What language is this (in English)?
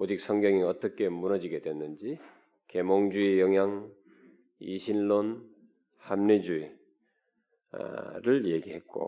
Korean